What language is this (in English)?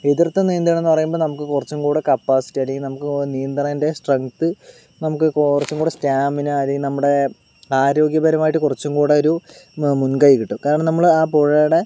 Malayalam